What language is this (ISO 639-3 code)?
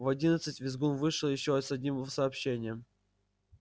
rus